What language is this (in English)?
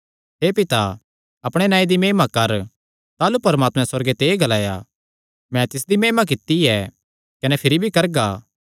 Kangri